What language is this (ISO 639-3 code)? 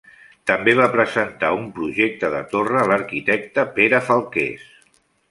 cat